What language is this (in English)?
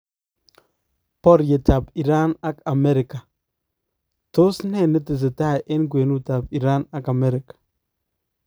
Kalenjin